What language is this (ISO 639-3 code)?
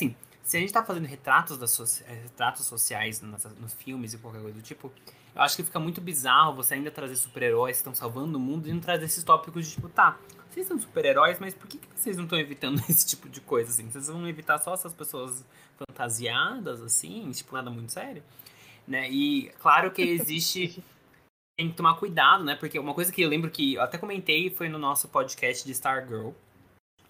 por